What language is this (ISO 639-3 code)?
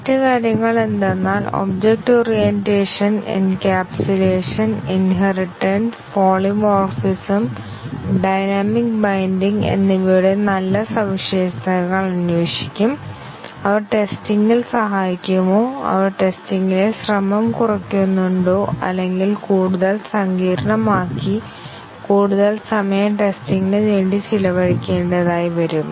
mal